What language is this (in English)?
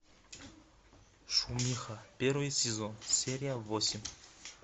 Russian